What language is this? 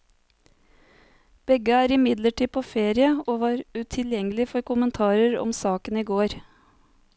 Norwegian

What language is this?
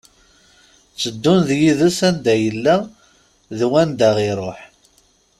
Kabyle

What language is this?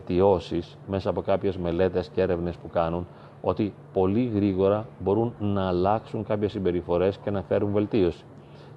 Greek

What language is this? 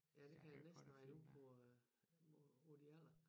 Danish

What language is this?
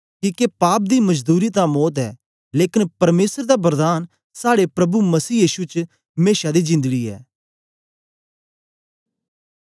Dogri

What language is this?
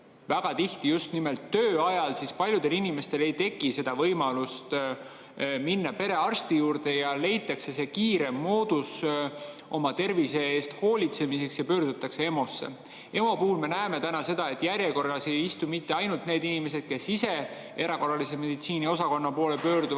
Estonian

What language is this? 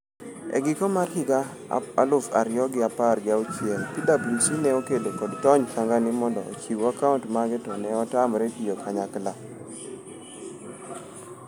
Luo (Kenya and Tanzania)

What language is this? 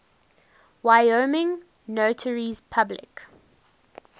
English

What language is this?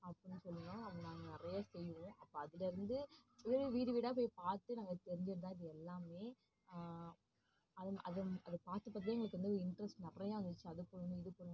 Tamil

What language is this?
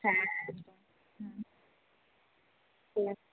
Bangla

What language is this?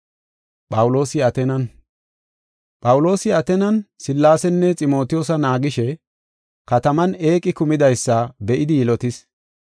Gofa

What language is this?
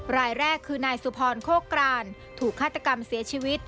Thai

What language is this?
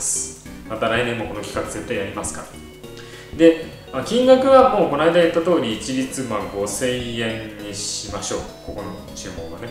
Japanese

